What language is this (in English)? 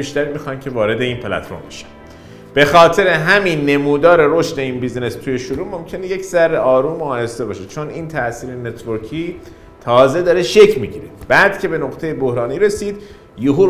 Persian